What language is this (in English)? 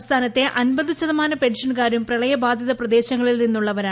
Malayalam